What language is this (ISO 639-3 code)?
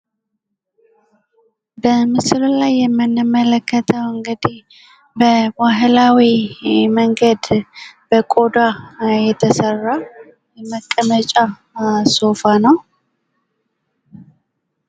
amh